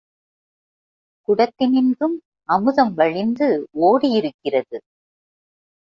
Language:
Tamil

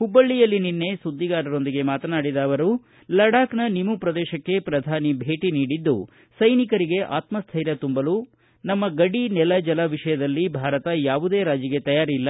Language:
Kannada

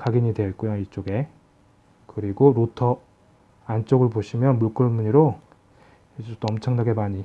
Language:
Korean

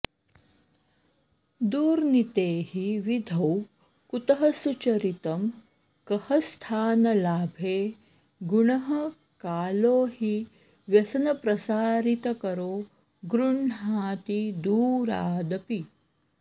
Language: Sanskrit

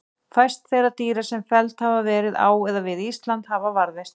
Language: Icelandic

